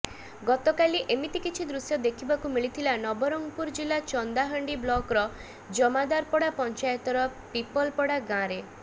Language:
Odia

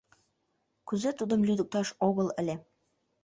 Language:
Mari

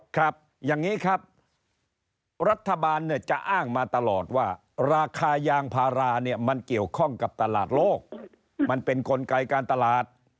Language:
Thai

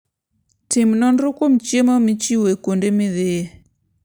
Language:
Luo (Kenya and Tanzania)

